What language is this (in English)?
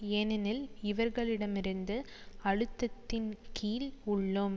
Tamil